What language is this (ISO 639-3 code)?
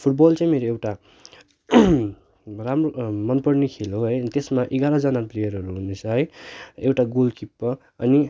nep